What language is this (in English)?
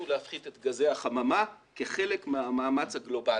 Hebrew